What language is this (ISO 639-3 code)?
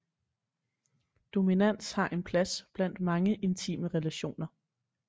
dan